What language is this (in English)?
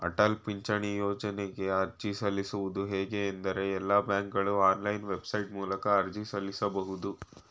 Kannada